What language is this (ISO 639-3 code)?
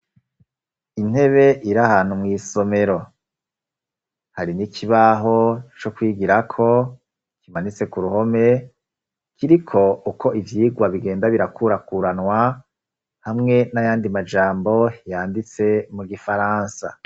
run